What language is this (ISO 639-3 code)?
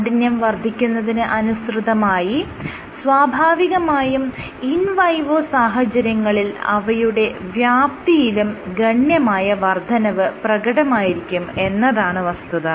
mal